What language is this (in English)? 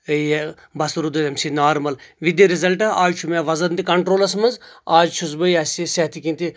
Kashmiri